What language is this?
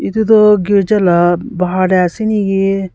Naga Pidgin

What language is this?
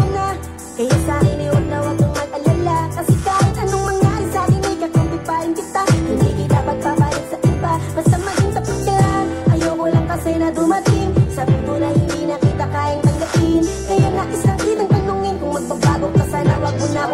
Filipino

